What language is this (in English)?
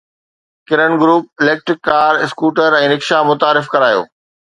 Sindhi